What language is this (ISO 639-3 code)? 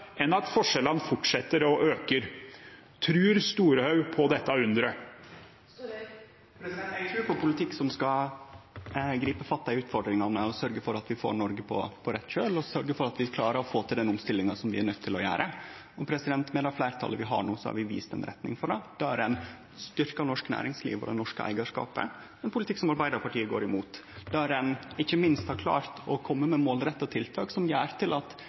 nor